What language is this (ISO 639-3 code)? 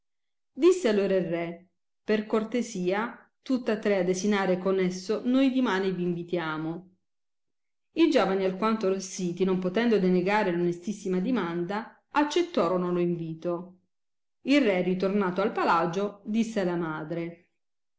ita